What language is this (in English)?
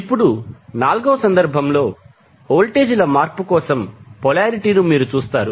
Telugu